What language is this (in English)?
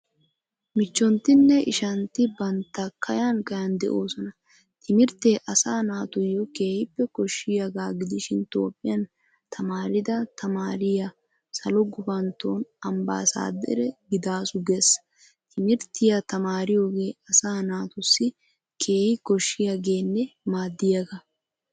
Wolaytta